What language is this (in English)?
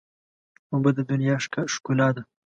Pashto